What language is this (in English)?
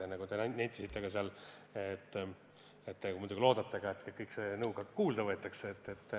Estonian